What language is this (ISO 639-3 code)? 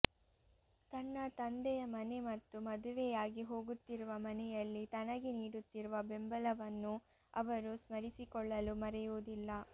kan